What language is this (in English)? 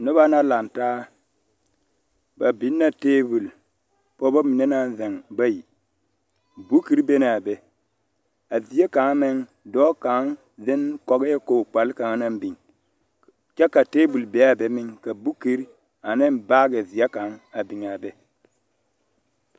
Southern Dagaare